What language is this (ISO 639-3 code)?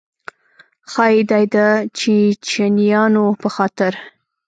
pus